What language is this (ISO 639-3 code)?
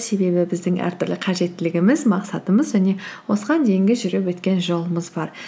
kaz